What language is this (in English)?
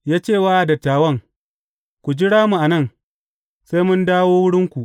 Hausa